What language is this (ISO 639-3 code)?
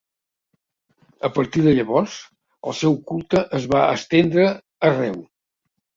cat